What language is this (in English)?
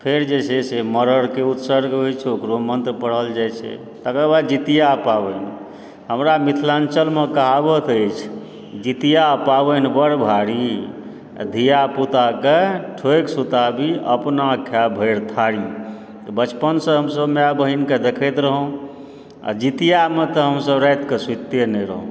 Maithili